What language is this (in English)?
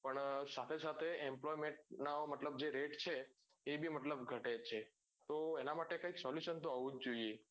Gujarati